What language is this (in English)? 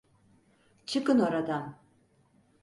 Turkish